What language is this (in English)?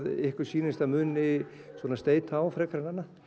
Icelandic